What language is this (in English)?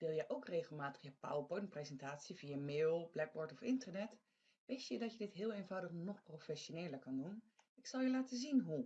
Dutch